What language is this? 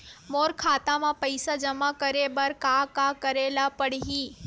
Chhattisgarhi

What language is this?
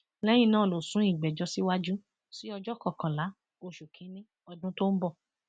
Yoruba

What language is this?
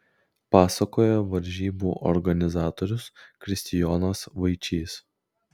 Lithuanian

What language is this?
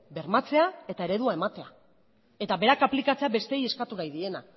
Basque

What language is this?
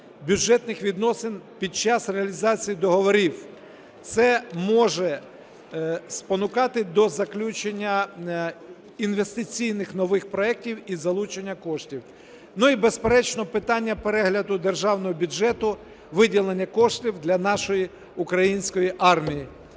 Ukrainian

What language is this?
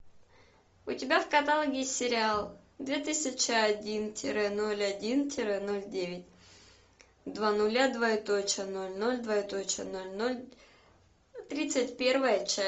Russian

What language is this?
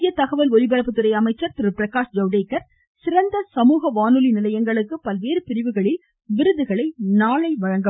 Tamil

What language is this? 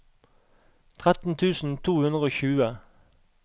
Norwegian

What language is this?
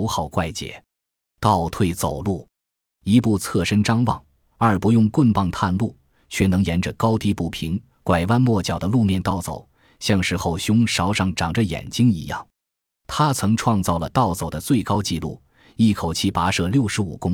Chinese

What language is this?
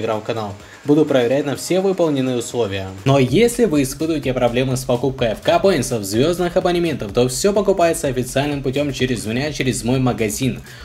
Russian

